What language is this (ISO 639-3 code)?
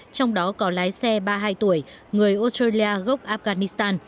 vie